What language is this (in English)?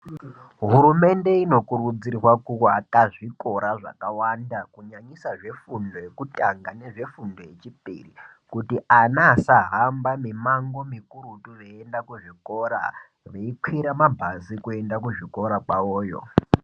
Ndau